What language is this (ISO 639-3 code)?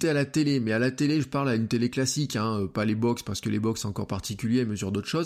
fra